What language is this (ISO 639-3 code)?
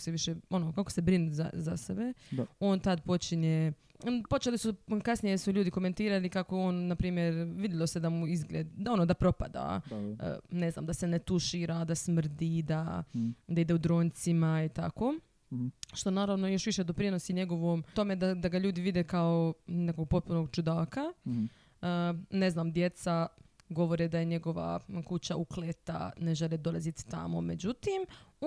hrv